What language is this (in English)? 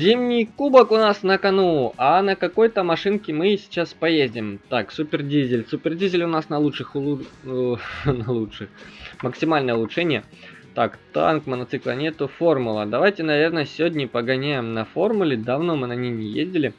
Russian